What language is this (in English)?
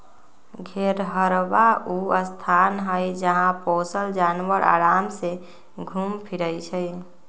Magahi